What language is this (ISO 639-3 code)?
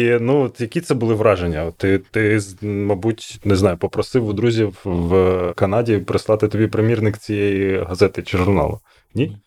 ukr